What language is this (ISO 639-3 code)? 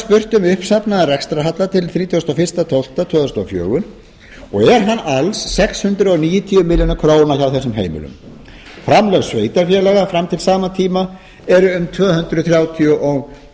isl